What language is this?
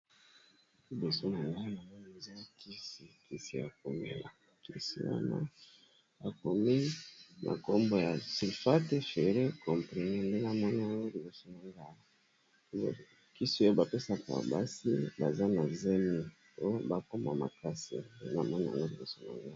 Lingala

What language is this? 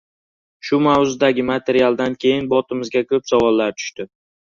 Uzbek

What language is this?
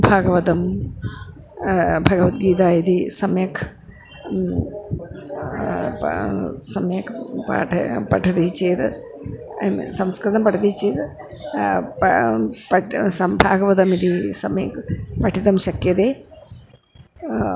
Sanskrit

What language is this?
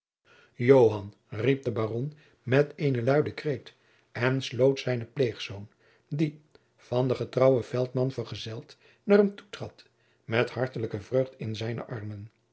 Dutch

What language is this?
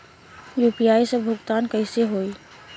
Bhojpuri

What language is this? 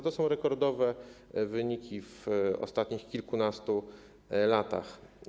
Polish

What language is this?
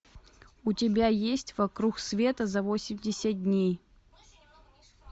Russian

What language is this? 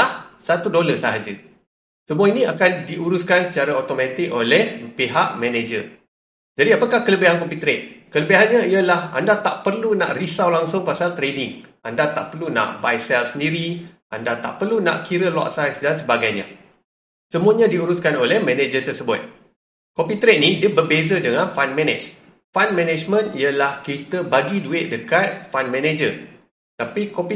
Malay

